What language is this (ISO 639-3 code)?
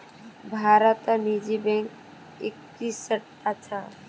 mag